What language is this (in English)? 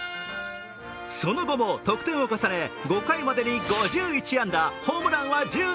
Japanese